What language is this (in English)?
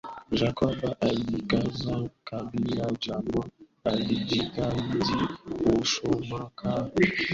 Swahili